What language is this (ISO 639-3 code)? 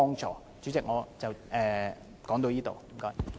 yue